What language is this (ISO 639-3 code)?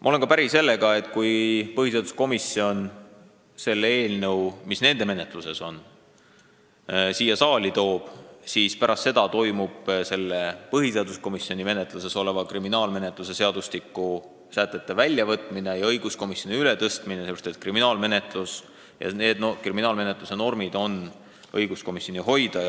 est